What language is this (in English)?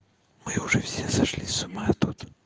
Russian